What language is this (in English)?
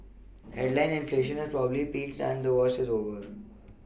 English